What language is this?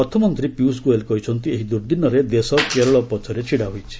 Odia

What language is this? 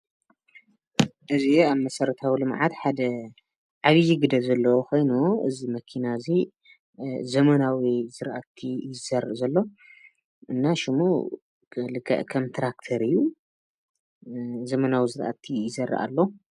Tigrinya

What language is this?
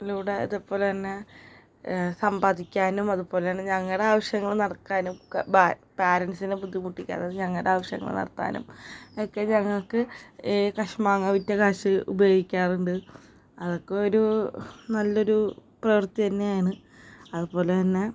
Malayalam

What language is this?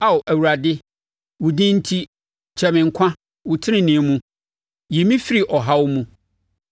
Akan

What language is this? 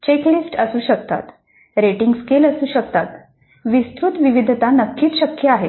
Marathi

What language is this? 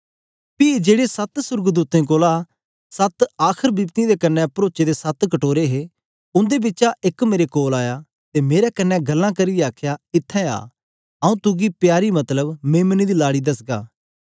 Dogri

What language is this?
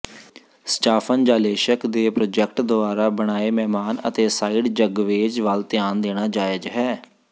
Punjabi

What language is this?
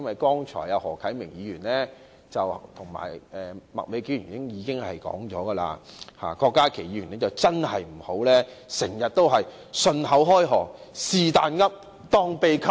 Cantonese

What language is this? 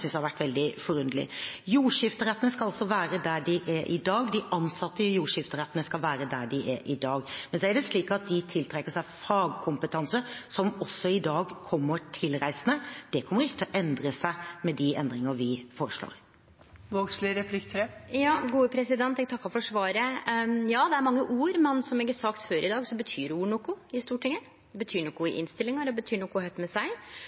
Norwegian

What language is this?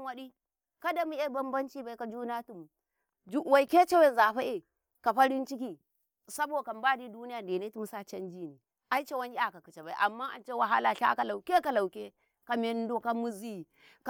Karekare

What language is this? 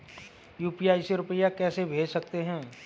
Hindi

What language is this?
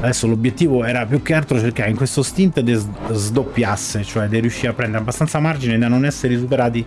Italian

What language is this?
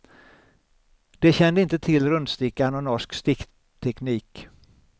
Swedish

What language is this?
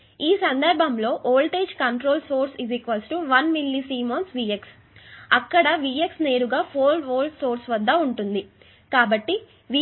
Telugu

